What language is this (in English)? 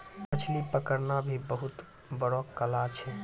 Maithili